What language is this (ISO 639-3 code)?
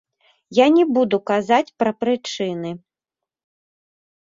bel